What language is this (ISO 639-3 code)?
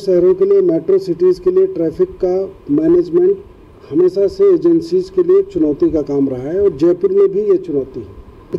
hin